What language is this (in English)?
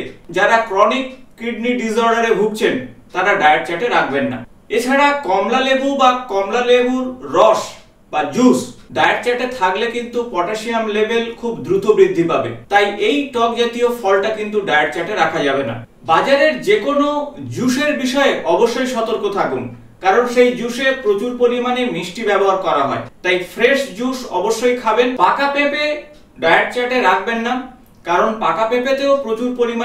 Bangla